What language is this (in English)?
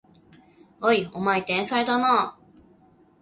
Japanese